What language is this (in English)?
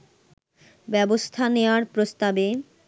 Bangla